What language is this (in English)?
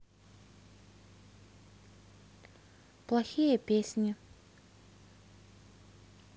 Russian